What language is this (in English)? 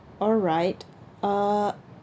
English